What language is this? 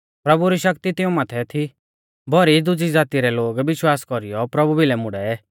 Mahasu Pahari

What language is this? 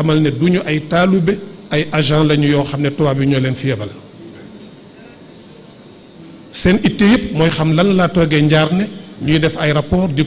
Arabic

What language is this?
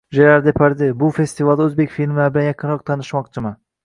Uzbek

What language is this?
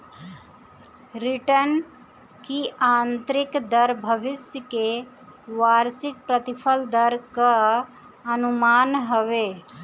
Bhojpuri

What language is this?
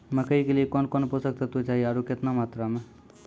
Maithili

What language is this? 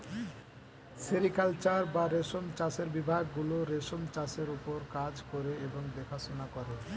Bangla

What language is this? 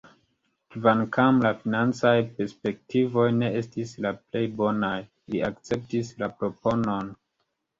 Esperanto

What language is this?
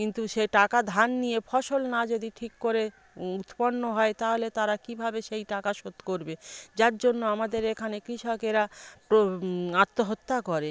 Bangla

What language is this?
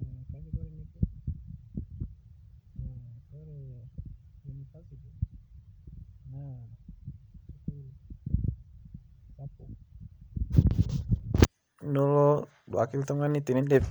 Masai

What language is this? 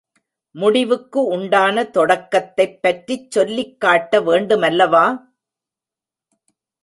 Tamil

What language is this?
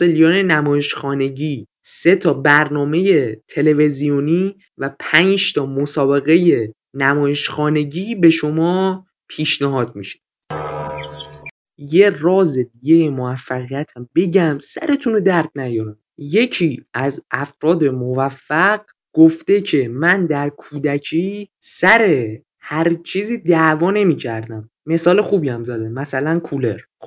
Persian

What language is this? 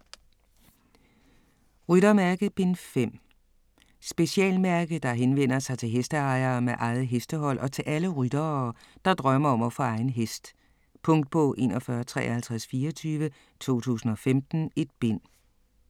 Danish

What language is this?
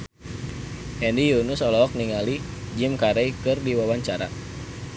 Sundanese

